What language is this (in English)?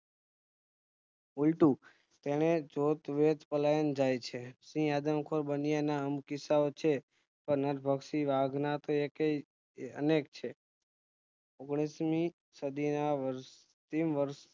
Gujarati